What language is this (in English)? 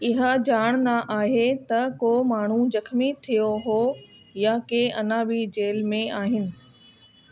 Sindhi